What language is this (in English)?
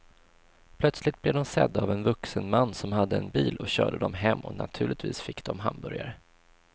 Swedish